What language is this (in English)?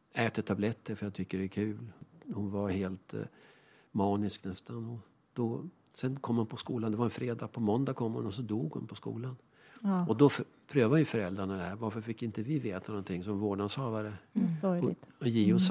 Swedish